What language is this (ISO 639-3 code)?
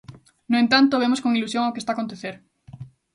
glg